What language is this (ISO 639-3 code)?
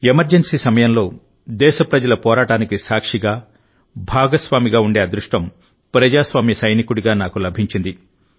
tel